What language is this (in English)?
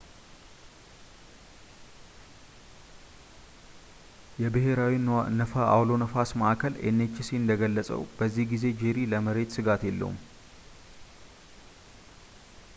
Amharic